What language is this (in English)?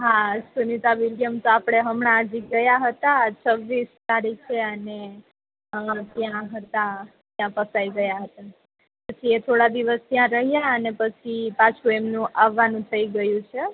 Gujarati